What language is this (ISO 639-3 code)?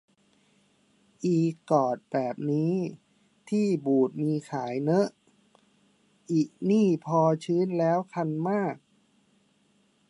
tha